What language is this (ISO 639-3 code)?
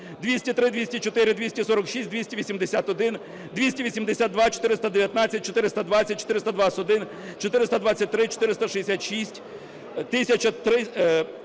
ukr